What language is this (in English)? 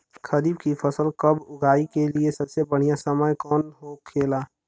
Bhojpuri